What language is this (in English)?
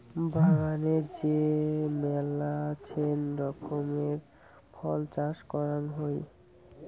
Bangla